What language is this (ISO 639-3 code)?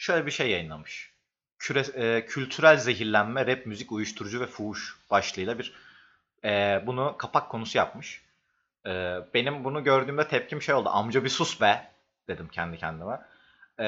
tur